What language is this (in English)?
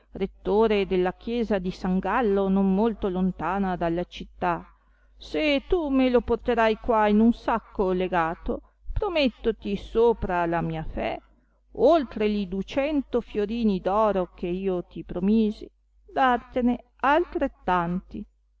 Italian